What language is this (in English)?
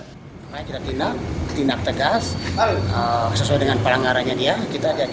Indonesian